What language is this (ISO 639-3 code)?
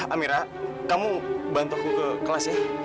ind